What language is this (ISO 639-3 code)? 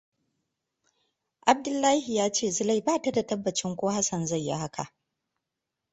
hau